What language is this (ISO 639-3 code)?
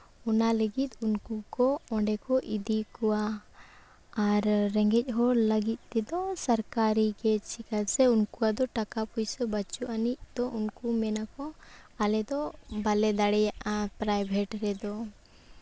sat